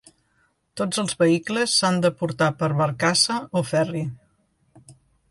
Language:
Catalan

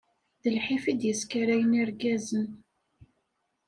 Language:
Kabyle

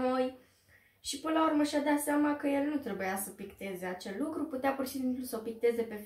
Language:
Romanian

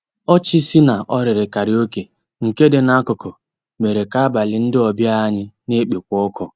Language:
Igbo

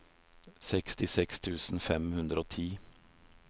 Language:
Norwegian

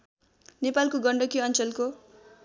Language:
Nepali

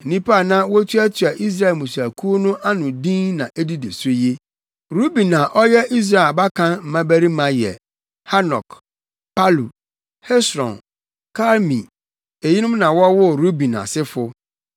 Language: Akan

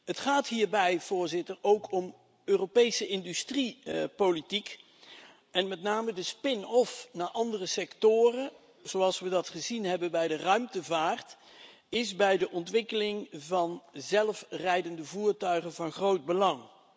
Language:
Dutch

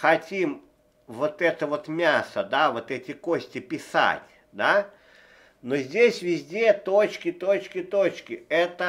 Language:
Russian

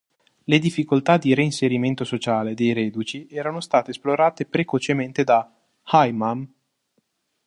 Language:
Italian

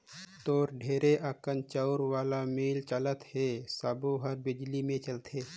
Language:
Chhattisgarhi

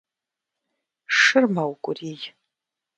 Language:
Kabardian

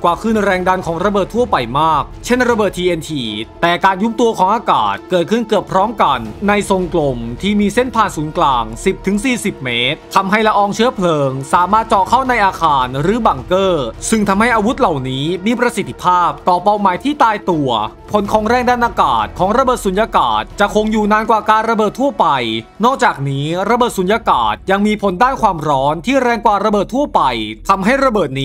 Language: Thai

